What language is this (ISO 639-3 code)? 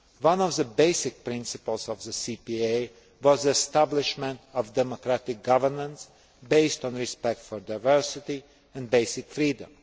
eng